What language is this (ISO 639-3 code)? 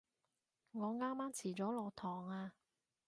yue